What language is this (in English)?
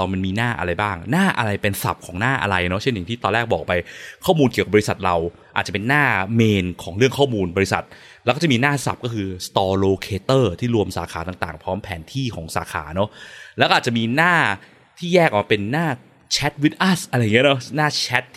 Thai